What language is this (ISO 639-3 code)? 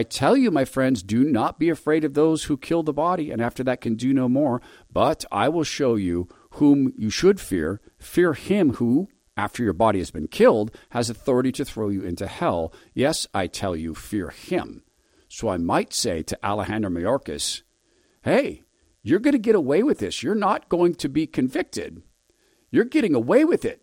eng